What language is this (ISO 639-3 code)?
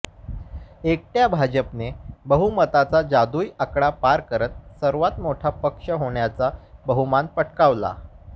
mar